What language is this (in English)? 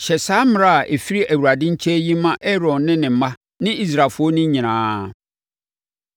Akan